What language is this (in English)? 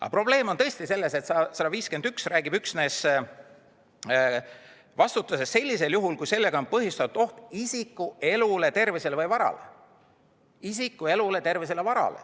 Estonian